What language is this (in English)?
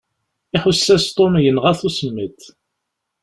Kabyle